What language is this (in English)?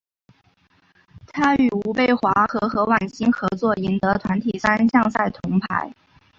Chinese